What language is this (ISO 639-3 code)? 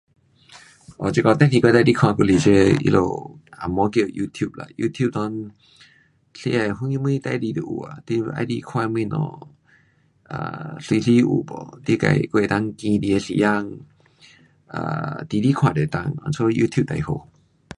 cpx